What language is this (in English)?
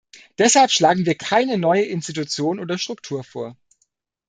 German